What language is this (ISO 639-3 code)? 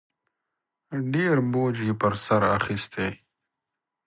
pus